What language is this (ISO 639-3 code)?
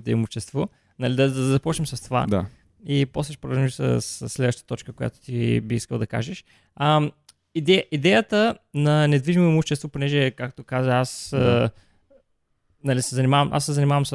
bul